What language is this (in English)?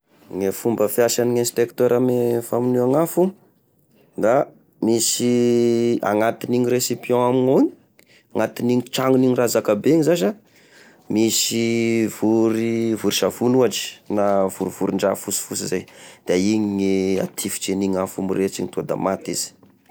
Tesaka Malagasy